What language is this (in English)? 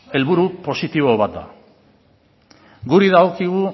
Basque